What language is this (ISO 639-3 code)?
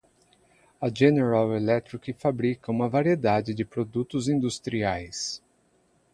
por